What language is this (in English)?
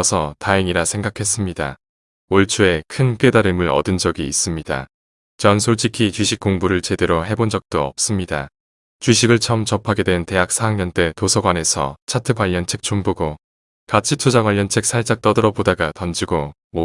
Korean